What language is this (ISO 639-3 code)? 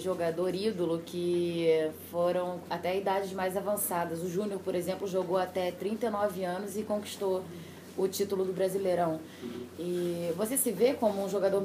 por